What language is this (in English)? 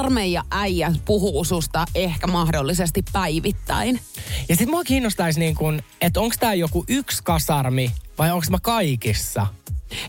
Finnish